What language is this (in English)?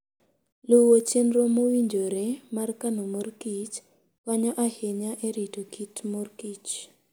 Luo (Kenya and Tanzania)